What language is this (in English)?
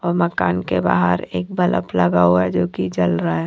Hindi